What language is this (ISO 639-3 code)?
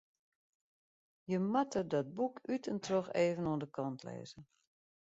fry